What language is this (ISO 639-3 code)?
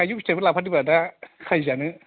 brx